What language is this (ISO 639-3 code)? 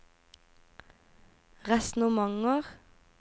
nor